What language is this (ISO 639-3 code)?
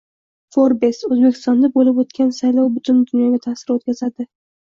uzb